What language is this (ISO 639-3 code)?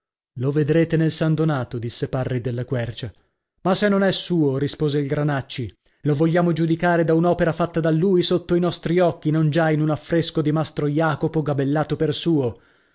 ita